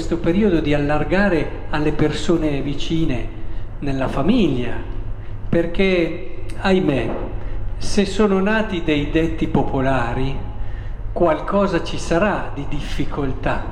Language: Italian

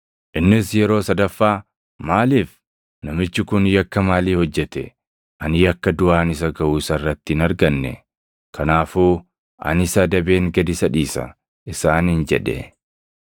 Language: Oromo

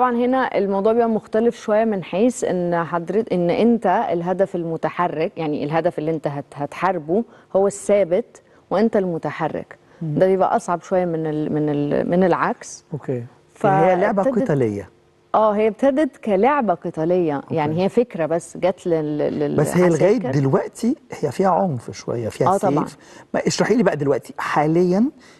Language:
Arabic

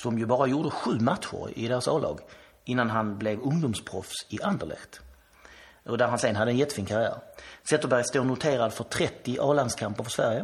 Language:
Swedish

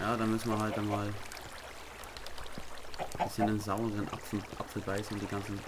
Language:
German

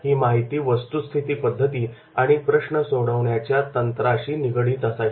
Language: Marathi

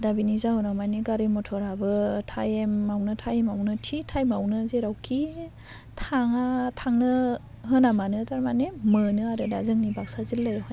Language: Bodo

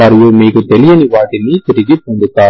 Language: Telugu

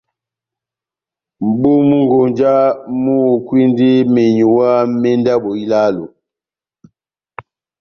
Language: Batanga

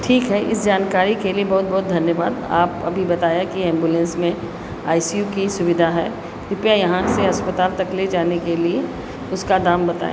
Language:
Hindi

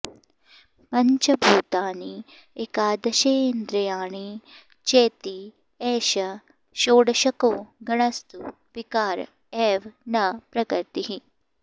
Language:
Sanskrit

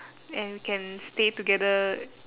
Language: English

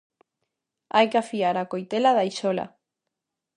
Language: Galician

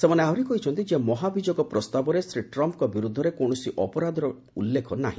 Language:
Odia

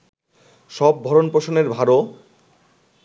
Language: Bangla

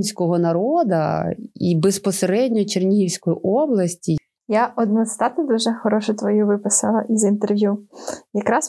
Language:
Ukrainian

